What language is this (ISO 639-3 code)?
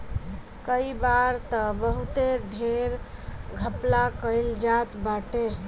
bho